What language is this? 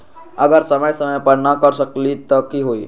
Magahi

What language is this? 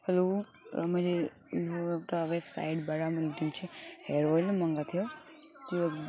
Nepali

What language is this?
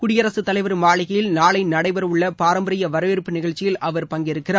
Tamil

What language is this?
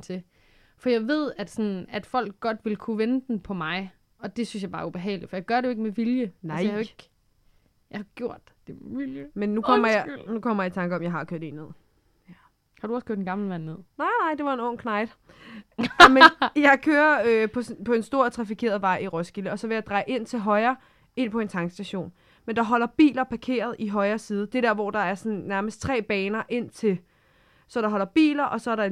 Danish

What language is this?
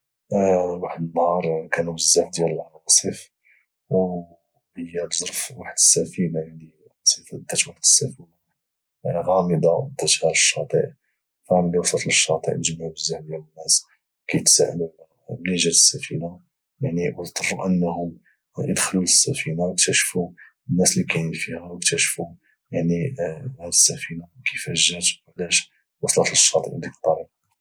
Moroccan Arabic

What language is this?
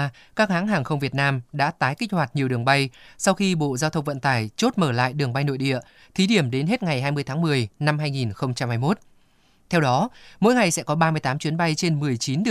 Vietnamese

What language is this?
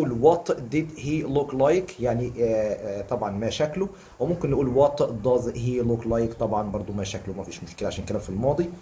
Arabic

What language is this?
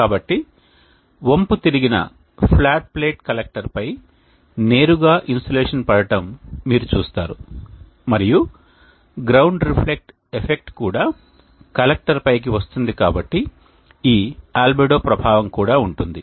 Telugu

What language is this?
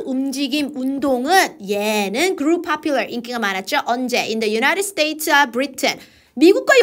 Korean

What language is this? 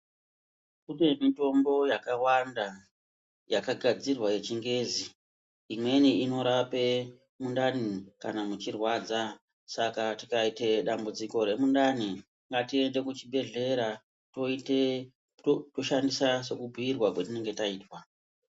Ndau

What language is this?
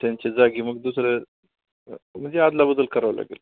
Marathi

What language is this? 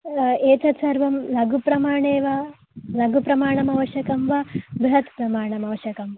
Sanskrit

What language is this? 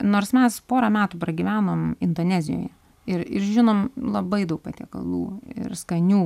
Lithuanian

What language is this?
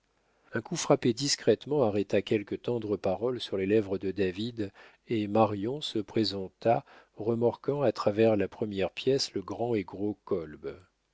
French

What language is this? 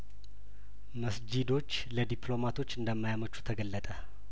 Amharic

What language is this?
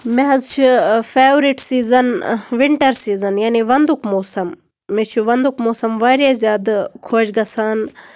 Kashmiri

